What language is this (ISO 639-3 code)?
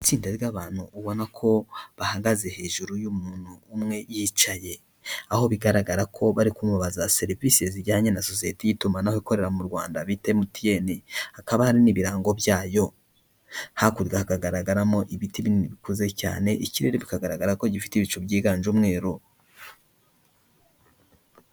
kin